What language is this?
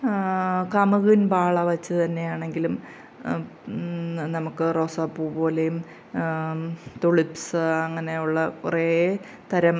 Malayalam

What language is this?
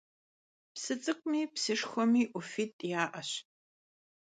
Kabardian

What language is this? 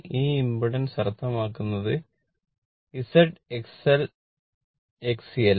Malayalam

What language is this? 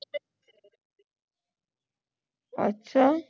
Punjabi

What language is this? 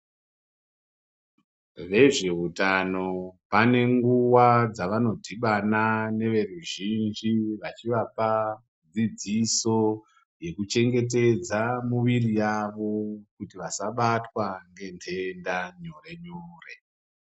Ndau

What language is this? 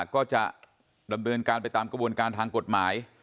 Thai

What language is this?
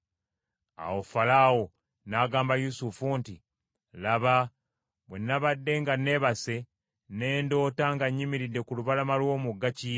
Ganda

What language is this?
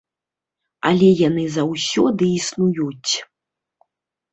Belarusian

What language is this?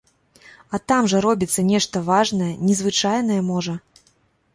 Belarusian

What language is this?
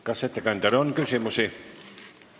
Estonian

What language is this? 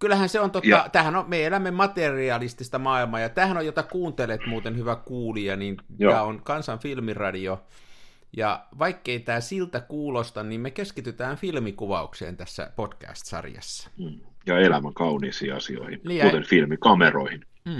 Finnish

